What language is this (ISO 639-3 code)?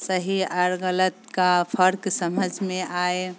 urd